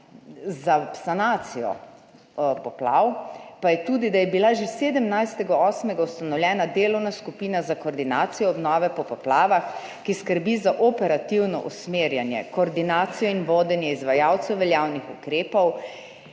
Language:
Slovenian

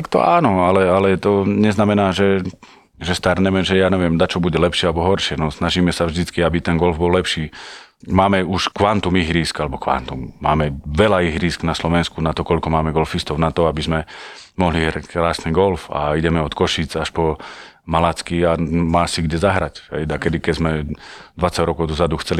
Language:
Slovak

